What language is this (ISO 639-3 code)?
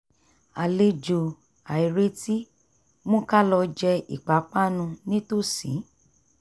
yor